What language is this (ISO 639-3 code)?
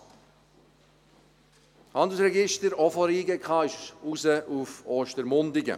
gsw